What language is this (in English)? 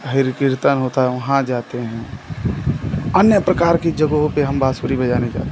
Hindi